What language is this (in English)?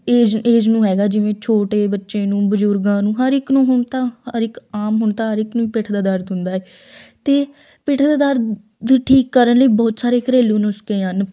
Punjabi